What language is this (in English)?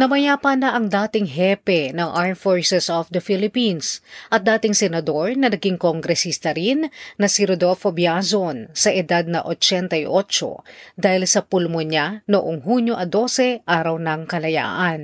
Filipino